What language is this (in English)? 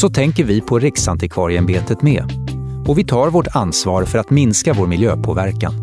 Swedish